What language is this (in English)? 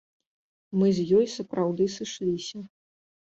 Belarusian